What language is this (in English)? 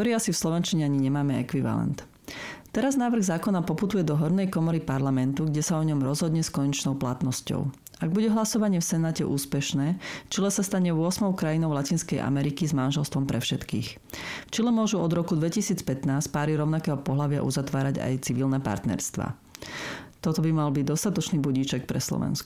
Slovak